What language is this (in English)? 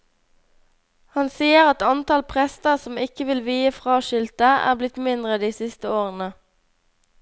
Norwegian